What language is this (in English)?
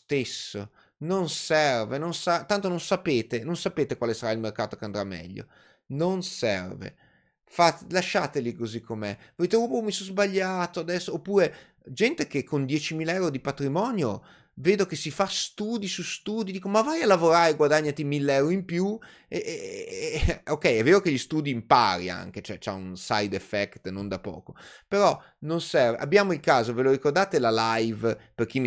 Italian